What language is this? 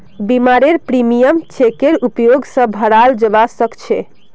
Magahi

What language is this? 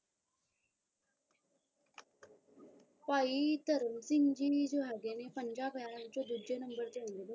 Punjabi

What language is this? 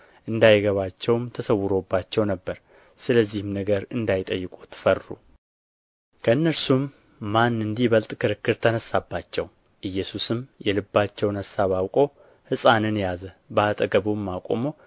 Amharic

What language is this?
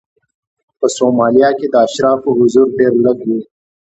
Pashto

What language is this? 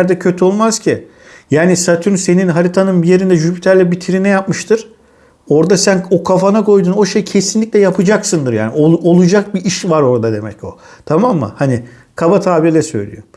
Turkish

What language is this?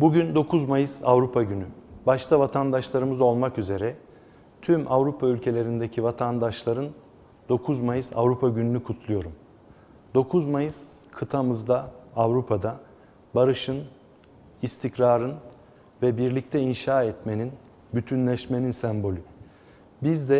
Turkish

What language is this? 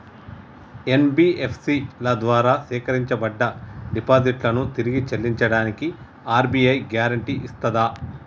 Telugu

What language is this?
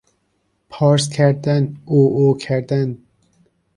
Persian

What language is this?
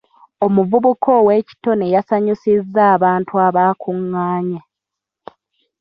Ganda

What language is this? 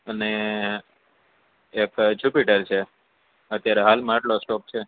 Gujarati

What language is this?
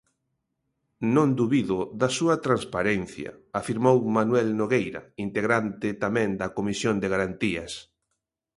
Galician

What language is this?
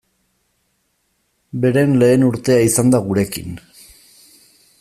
Basque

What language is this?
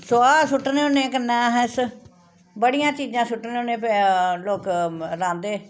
Dogri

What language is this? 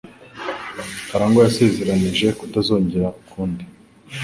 Kinyarwanda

